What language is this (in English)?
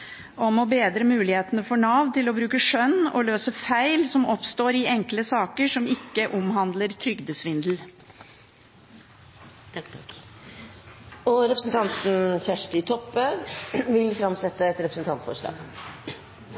Norwegian